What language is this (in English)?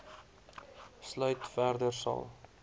Afrikaans